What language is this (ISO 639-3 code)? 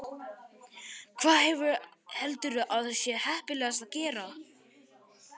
isl